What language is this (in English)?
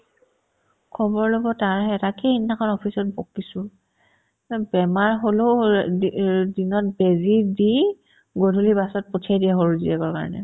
Assamese